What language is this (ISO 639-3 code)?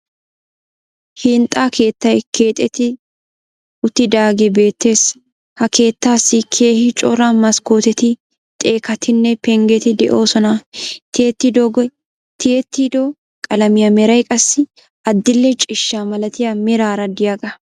wal